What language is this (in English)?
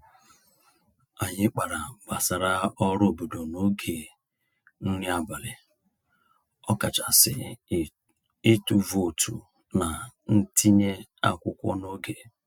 Igbo